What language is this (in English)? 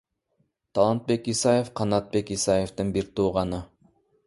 Kyrgyz